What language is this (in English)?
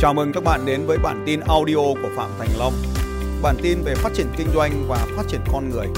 Vietnamese